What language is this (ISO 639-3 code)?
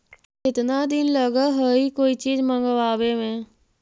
mag